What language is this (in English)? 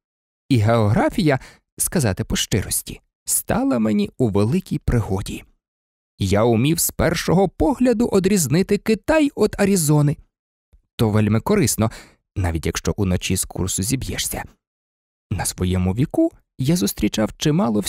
Ukrainian